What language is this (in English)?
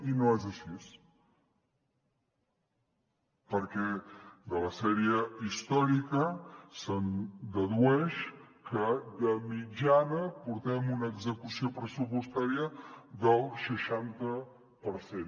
Catalan